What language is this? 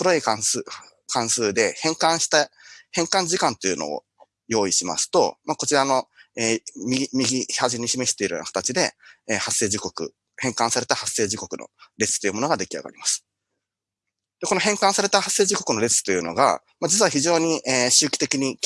Japanese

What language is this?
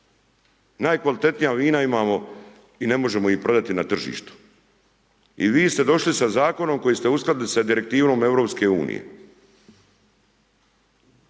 Croatian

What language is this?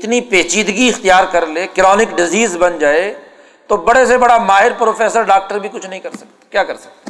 Urdu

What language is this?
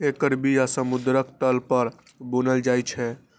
Maithili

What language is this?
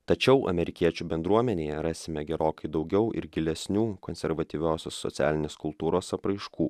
Lithuanian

